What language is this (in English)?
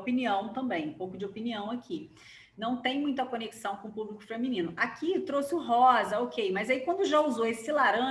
Portuguese